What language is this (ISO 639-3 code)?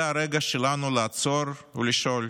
heb